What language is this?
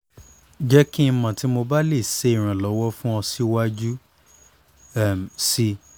Yoruba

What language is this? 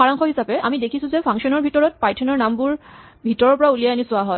Assamese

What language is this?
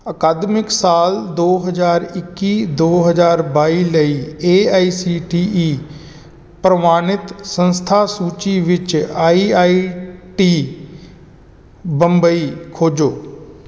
Punjabi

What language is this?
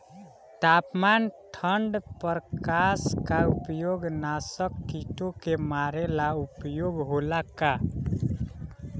Bhojpuri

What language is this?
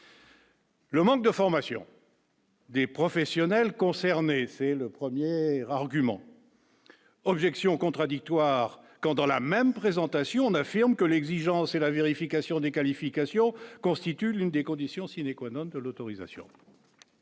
French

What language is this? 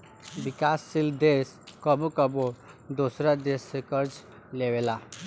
Bhojpuri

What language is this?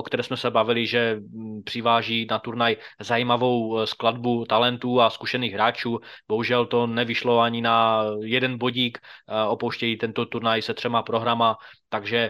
Czech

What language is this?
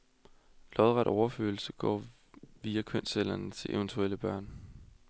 Danish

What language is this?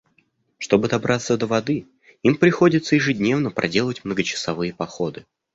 Russian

